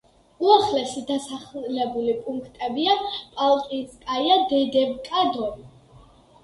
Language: Georgian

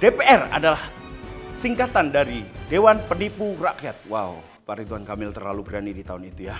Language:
Indonesian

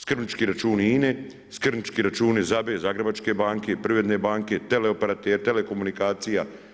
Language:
Croatian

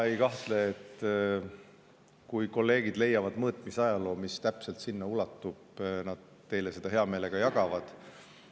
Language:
Estonian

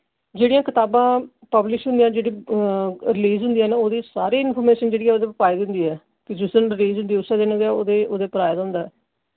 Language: Dogri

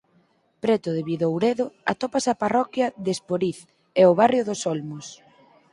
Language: Galician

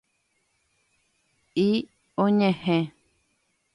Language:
Guarani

